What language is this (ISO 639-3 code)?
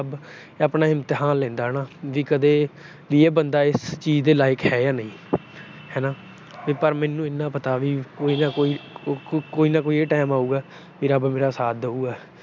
pan